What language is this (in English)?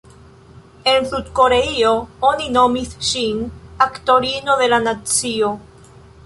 Esperanto